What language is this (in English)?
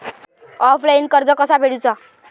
Marathi